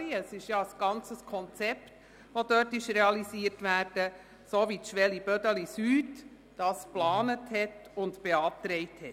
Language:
Swiss German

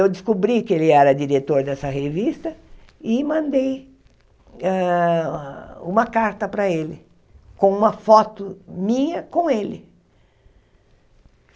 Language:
Portuguese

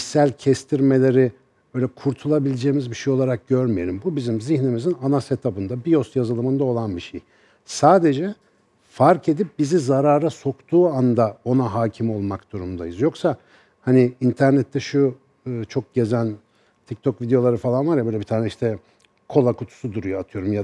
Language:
Turkish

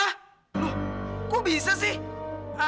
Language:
Indonesian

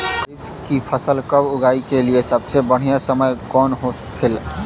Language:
Bhojpuri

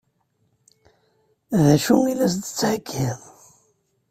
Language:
Kabyle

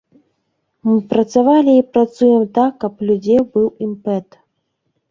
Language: Belarusian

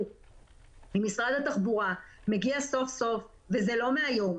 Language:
Hebrew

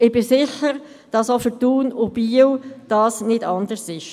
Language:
Swiss German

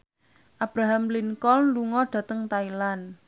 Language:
Javanese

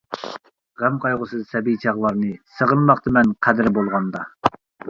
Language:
Uyghur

